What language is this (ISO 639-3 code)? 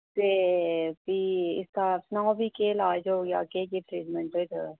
doi